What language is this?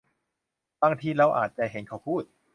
Thai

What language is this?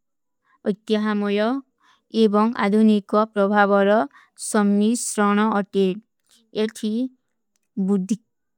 Kui (India)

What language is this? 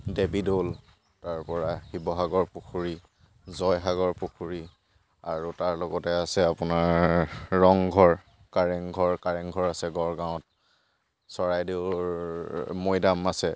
Assamese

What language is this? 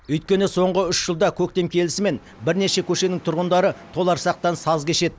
Kazakh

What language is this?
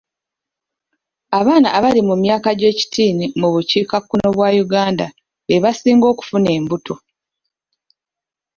Ganda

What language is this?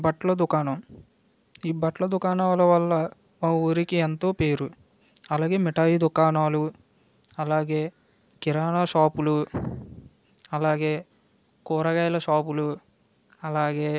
Telugu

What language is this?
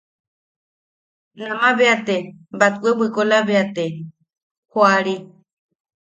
Yaqui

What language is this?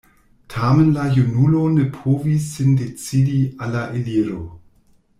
Esperanto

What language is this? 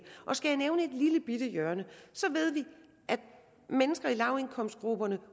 Danish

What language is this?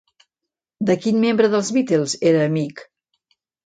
Catalan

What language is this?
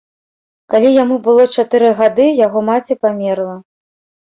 Belarusian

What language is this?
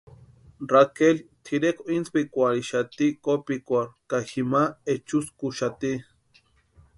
Western Highland Purepecha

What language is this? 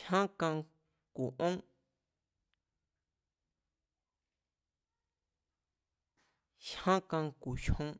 Mazatlán Mazatec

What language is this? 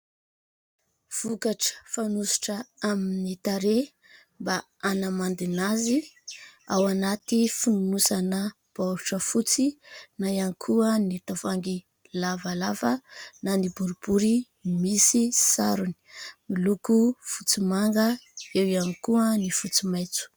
Malagasy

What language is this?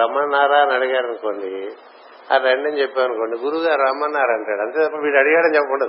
Telugu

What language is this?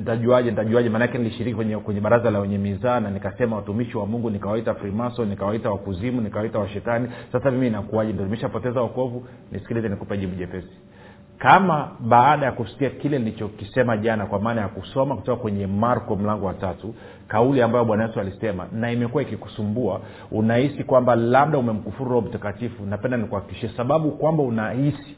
Swahili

